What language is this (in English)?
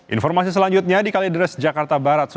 Indonesian